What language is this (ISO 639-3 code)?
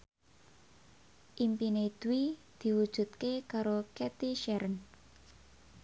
jav